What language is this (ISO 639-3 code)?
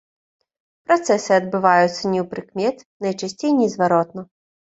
bel